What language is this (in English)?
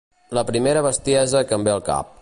Catalan